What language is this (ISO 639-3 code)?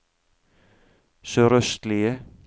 nor